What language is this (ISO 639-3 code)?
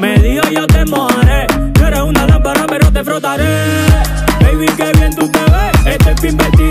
tha